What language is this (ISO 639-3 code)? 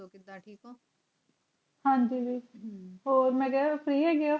pan